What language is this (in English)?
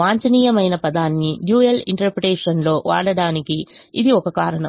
Telugu